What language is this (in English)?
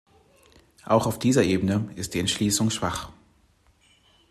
German